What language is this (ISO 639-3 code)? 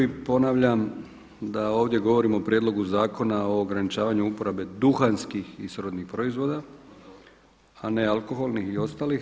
hrv